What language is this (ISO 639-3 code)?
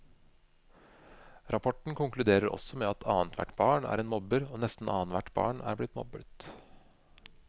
nor